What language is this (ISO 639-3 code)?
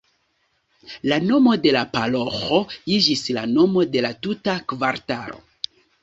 epo